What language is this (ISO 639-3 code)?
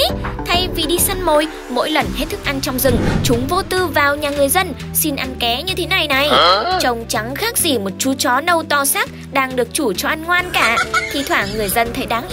vie